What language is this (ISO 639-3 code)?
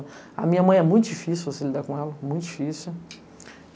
por